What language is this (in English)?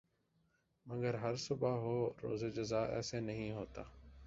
Urdu